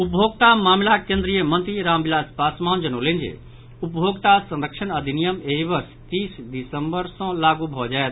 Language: Maithili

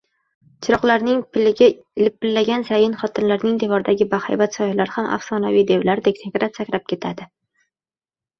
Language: Uzbek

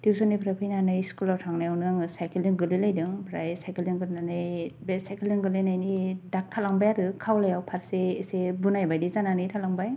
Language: Bodo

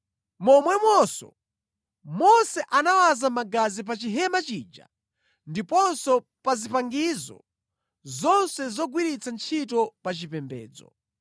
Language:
Nyanja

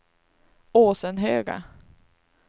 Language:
Swedish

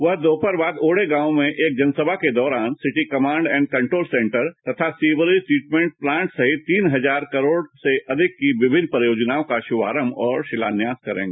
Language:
Hindi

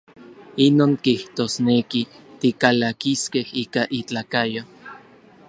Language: Orizaba Nahuatl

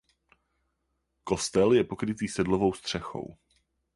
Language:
Czech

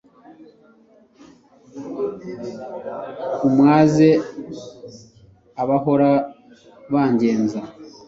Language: Kinyarwanda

